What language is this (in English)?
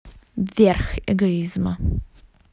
Russian